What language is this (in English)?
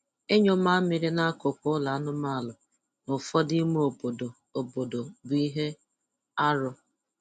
Igbo